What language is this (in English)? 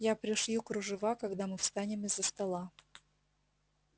Russian